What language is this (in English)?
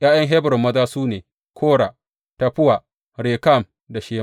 Hausa